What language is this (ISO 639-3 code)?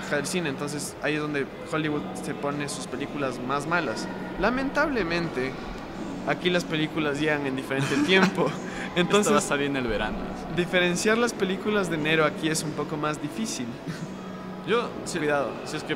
spa